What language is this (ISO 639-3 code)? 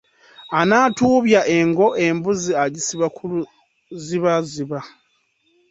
lug